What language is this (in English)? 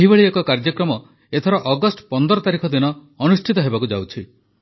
Odia